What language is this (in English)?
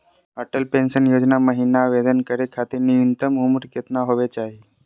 Magahi